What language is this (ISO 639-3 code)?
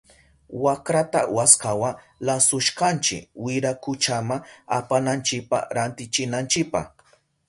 qup